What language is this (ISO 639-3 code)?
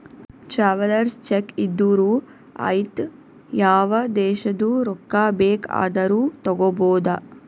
kan